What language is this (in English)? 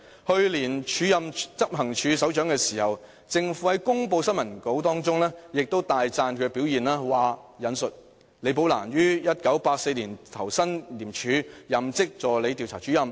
Cantonese